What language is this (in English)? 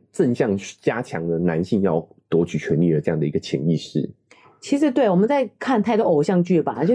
Chinese